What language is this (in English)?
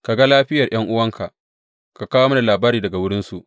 Hausa